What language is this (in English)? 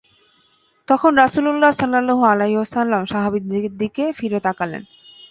Bangla